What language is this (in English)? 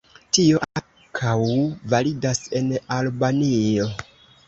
Esperanto